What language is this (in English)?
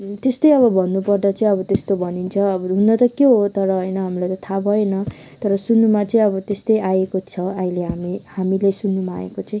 Nepali